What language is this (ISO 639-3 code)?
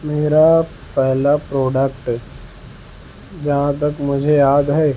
urd